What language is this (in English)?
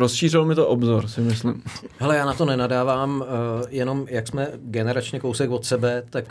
Czech